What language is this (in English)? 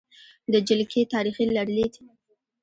Pashto